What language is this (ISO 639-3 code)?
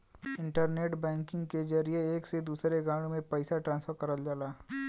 bho